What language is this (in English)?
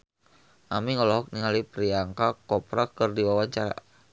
Sundanese